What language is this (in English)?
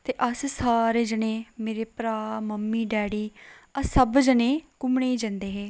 Dogri